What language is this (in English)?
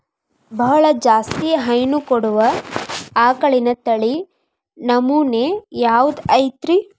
Kannada